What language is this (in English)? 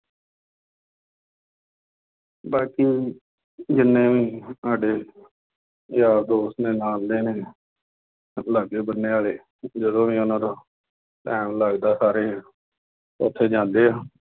Punjabi